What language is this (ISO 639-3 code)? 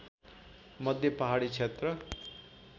nep